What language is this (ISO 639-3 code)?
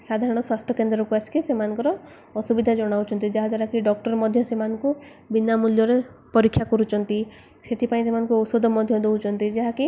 ori